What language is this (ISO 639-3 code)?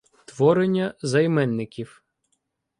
ukr